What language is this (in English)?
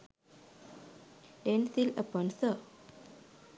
Sinhala